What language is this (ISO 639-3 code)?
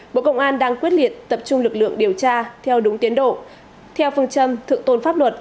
vie